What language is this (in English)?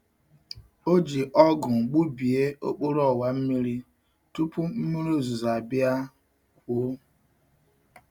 Igbo